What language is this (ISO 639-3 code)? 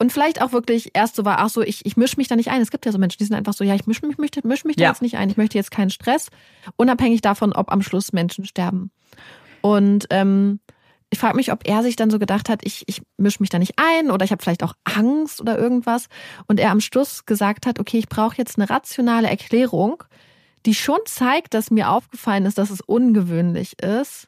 deu